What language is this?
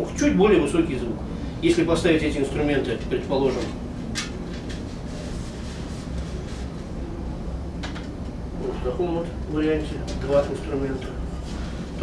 Russian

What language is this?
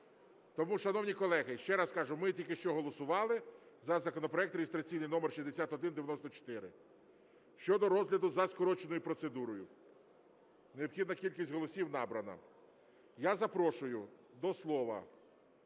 Ukrainian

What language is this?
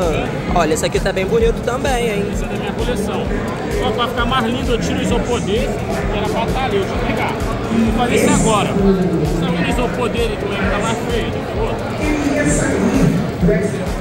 Portuguese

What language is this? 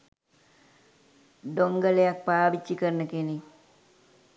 Sinhala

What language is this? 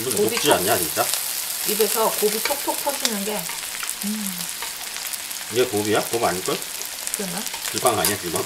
Korean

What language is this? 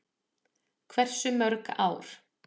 Icelandic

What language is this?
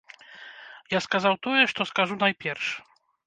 Belarusian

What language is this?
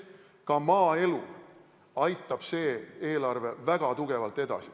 Estonian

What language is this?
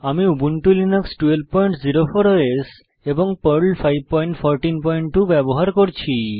Bangla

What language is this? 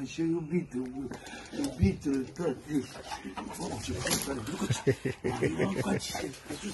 Romanian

